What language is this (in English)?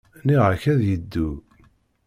Kabyle